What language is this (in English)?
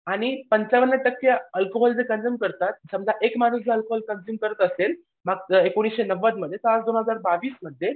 Marathi